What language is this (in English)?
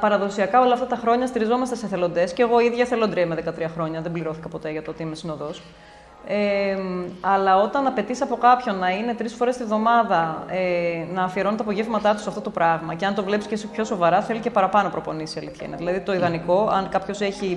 Greek